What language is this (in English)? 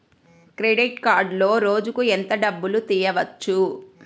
Telugu